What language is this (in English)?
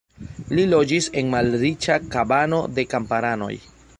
Esperanto